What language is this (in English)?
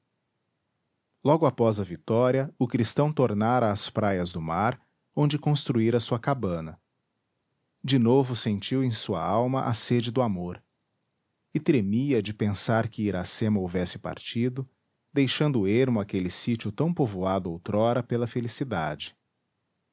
Portuguese